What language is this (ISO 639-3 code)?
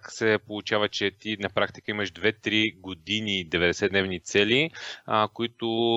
bul